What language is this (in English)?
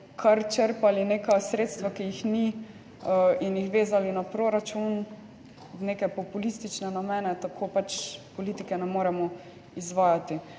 Slovenian